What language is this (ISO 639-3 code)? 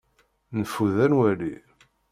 kab